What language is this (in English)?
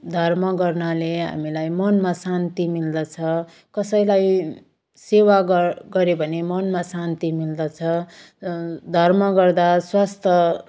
Nepali